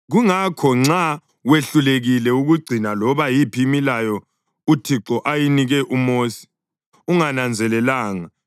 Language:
North Ndebele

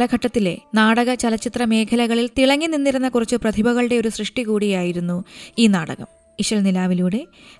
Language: Malayalam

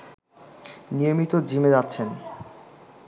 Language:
Bangla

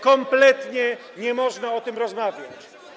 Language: Polish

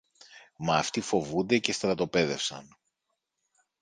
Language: Greek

